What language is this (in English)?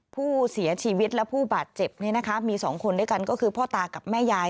Thai